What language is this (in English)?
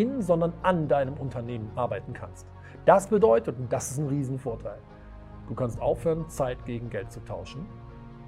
German